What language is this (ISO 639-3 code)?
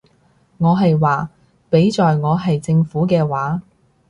yue